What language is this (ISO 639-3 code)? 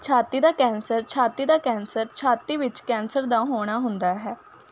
pan